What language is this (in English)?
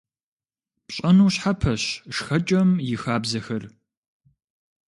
Kabardian